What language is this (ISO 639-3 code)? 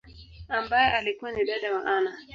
swa